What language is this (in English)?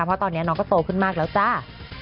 Thai